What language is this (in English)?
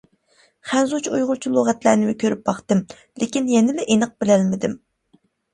Uyghur